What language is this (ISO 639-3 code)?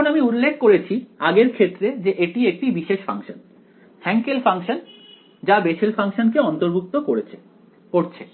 ben